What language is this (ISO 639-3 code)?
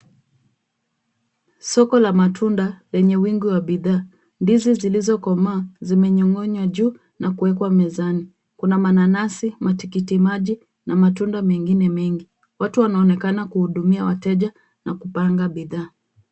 swa